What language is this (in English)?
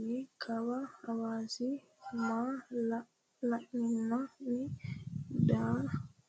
Sidamo